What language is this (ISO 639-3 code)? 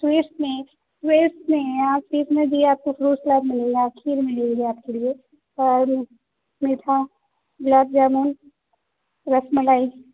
urd